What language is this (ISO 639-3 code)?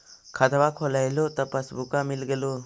mag